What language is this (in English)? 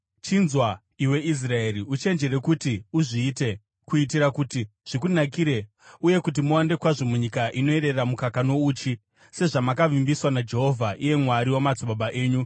Shona